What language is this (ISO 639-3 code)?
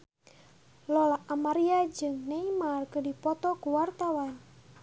sun